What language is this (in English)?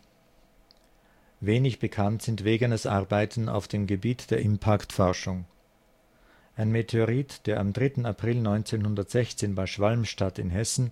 German